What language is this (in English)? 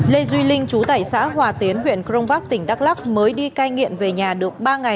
Vietnamese